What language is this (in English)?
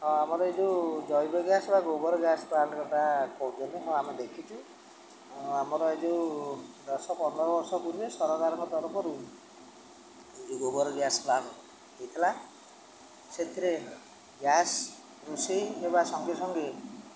Odia